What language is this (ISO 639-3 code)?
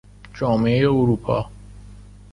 fas